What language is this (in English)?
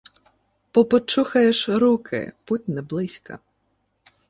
Ukrainian